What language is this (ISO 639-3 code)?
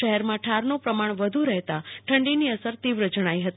guj